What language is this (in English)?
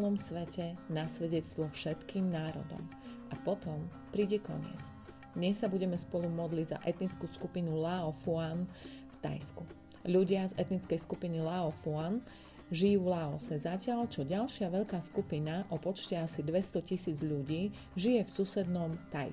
Slovak